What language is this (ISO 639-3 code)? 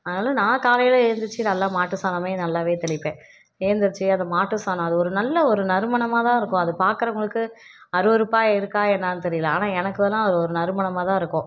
tam